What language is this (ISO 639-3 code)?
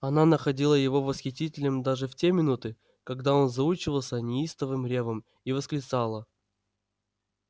rus